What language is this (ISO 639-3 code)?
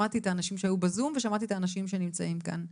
heb